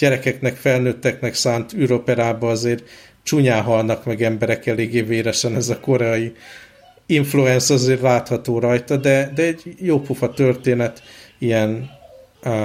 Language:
Hungarian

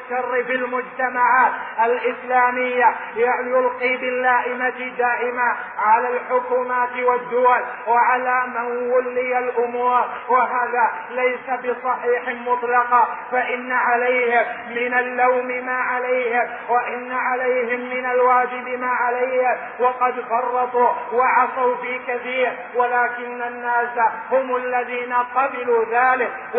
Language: Arabic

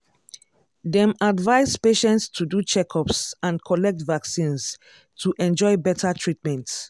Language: Nigerian Pidgin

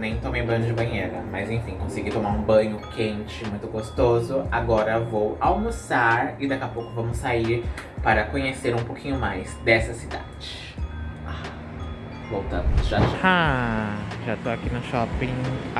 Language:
Portuguese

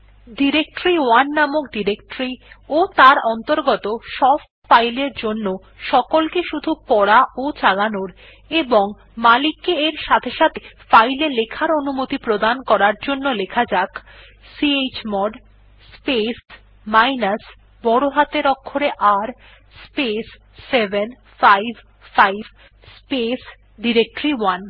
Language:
Bangla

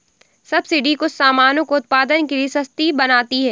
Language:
Hindi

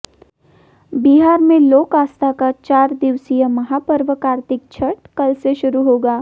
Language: Hindi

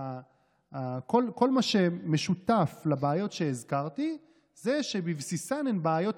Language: Hebrew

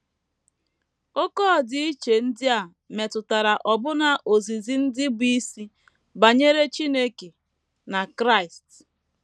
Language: Igbo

